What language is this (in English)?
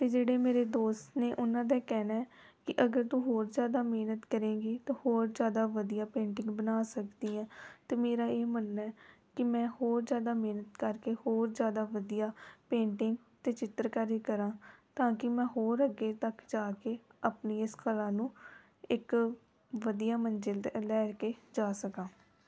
Punjabi